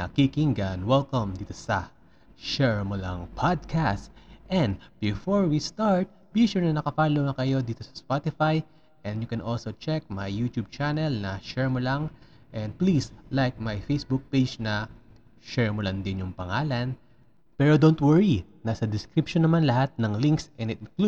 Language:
Filipino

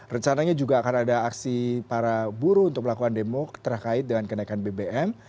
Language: Indonesian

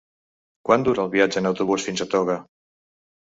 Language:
Catalan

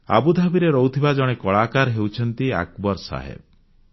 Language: Odia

